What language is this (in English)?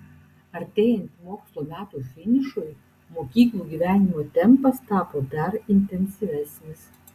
Lithuanian